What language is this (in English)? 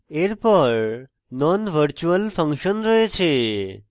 Bangla